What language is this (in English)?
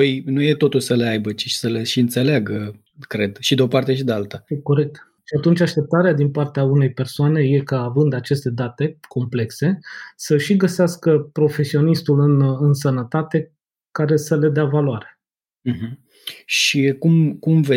Romanian